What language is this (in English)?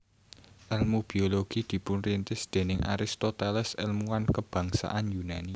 Javanese